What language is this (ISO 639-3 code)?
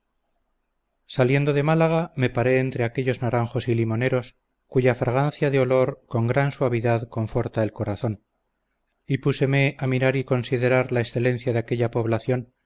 spa